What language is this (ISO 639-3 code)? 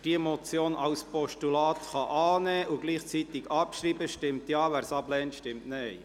gsw